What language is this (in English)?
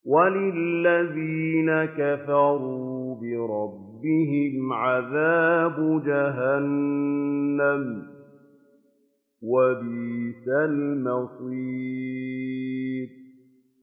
Arabic